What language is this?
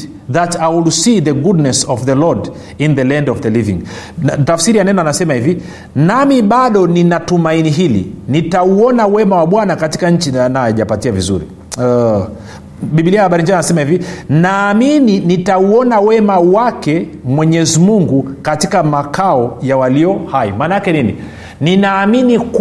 Swahili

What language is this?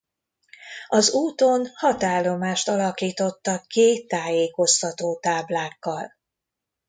Hungarian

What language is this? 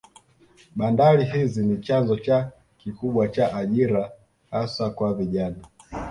Swahili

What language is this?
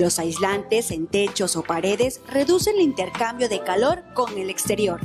Spanish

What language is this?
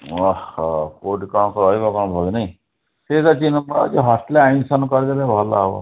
Odia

